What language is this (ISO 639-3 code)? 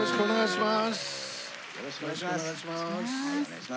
jpn